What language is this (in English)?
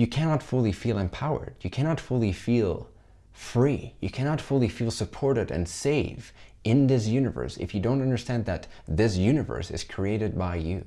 English